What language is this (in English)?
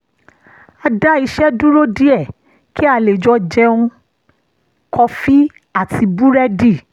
Yoruba